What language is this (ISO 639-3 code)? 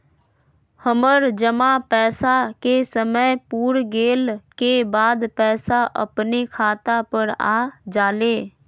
mag